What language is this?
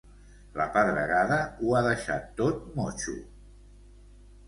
Catalan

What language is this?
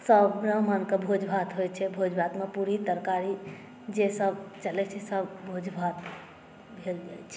Maithili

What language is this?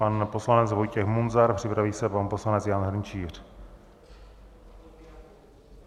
Czech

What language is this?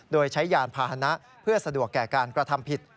Thai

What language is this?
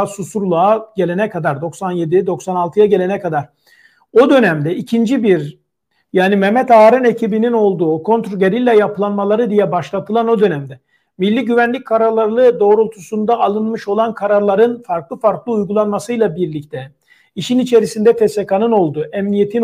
Turkish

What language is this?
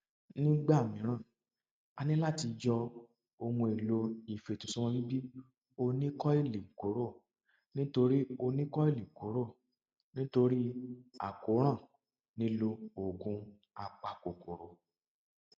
Yoruba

